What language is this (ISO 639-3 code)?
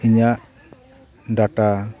sat